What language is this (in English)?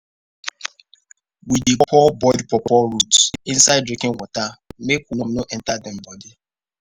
Nigerian Pidgin